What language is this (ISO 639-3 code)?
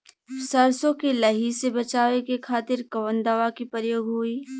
bho